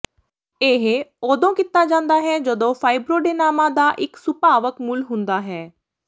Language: Punjabi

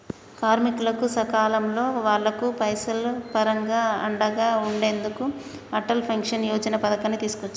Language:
Telugu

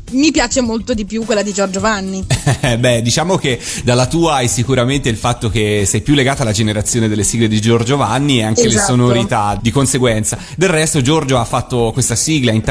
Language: Italian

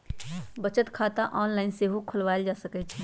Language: Magahi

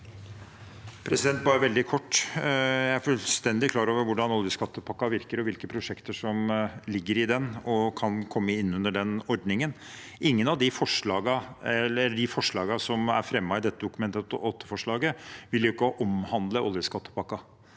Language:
Norwegian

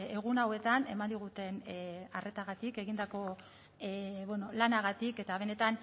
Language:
Basque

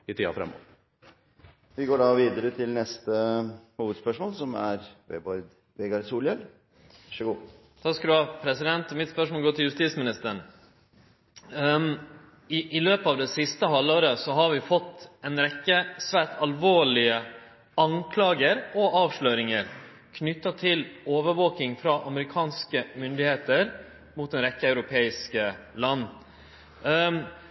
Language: Norwegian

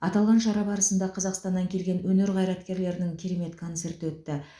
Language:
Kazakh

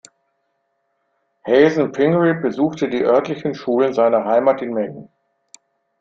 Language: German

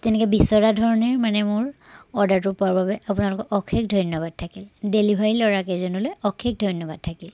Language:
Assamese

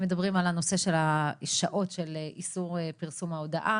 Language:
Hebrew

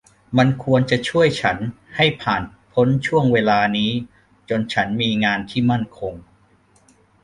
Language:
Thai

